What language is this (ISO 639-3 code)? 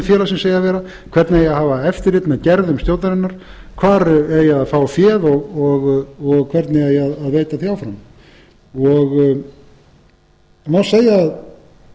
isl